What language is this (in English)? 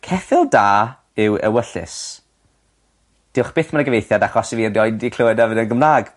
Welsh